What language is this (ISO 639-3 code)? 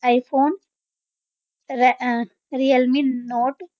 pan